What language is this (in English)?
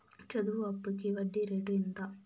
Telugu